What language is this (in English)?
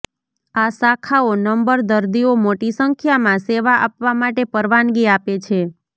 Gujarati